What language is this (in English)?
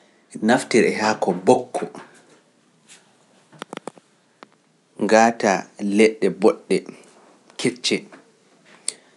Pular